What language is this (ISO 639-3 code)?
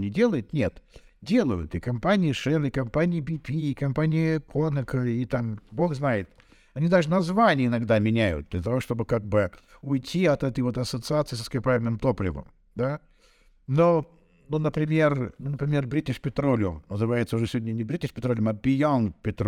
rus